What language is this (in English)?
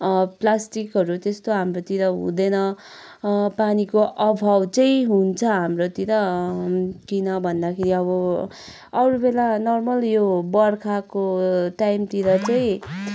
Nepali